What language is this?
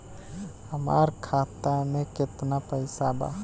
Bhojpuri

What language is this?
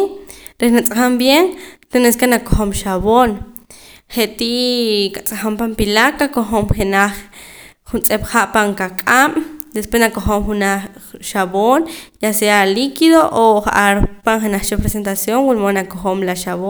Poqomam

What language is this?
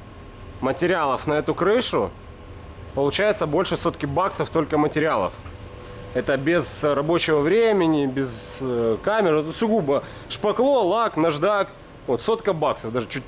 Russian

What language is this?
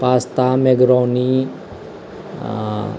Maithili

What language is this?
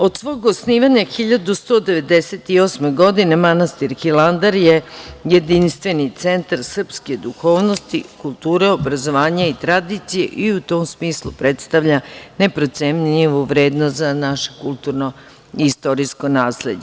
Serbian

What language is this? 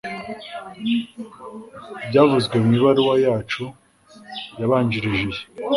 Kinyarwanda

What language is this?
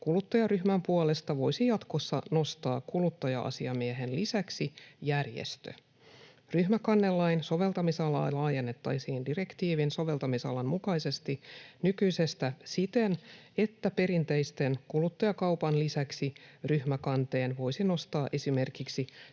Finnish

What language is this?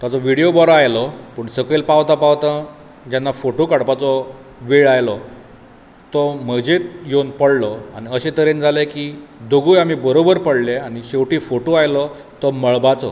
Konkani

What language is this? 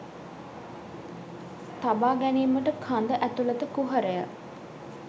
Sinhala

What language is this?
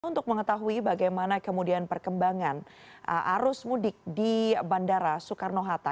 Indonesian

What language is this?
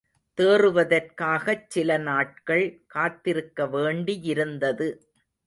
Tamil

